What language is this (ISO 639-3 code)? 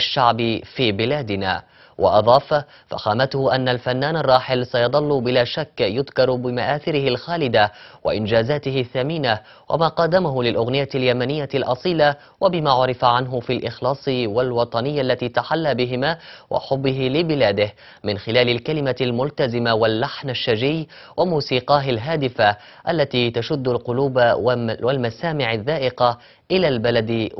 ara